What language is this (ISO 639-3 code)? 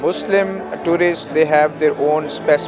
ind